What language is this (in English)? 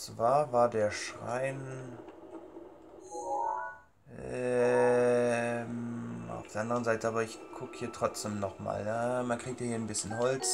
German